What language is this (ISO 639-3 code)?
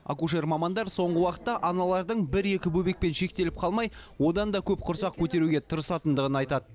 kaz